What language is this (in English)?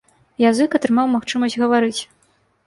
Belarusian